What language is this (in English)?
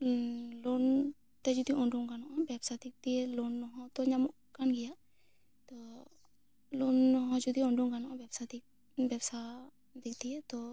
Santali